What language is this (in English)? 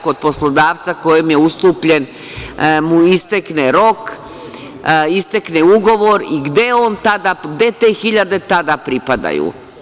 Serbian